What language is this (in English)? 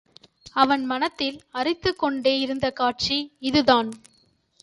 Tamil